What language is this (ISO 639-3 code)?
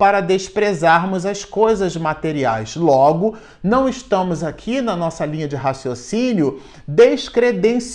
por